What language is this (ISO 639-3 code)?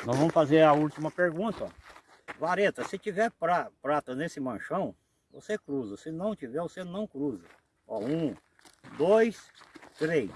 por